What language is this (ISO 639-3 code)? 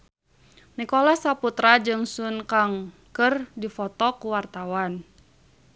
sun